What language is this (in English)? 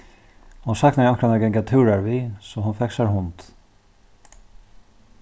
Faroese